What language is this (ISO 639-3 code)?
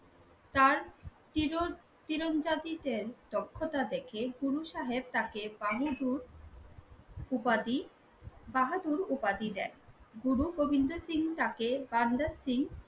ben